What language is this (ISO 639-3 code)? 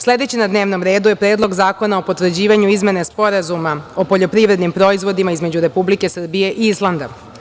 srp